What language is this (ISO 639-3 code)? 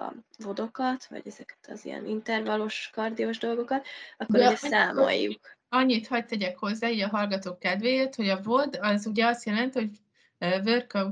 hun